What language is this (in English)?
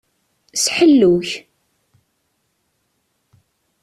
Kabyle